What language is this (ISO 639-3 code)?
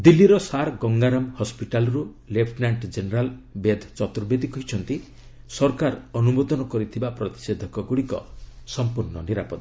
ori